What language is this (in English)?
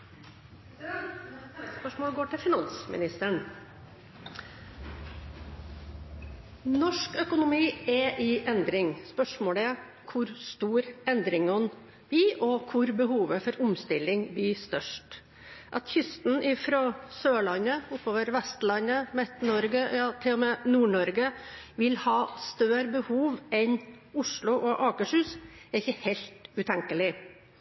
Norwegian Bokmål